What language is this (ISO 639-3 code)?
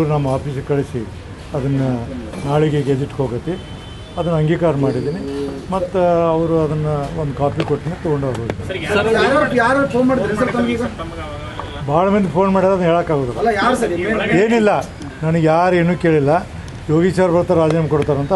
tur